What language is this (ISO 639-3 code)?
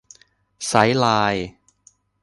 tha